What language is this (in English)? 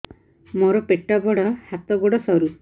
Odia